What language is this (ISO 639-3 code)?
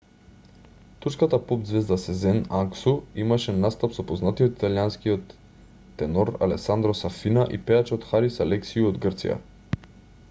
mkd